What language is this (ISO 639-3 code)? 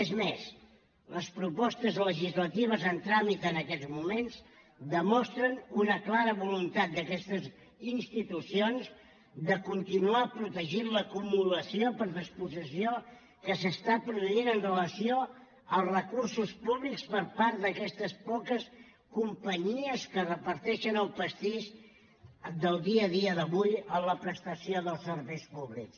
cat